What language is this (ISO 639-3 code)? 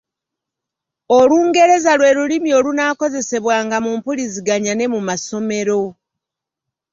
lug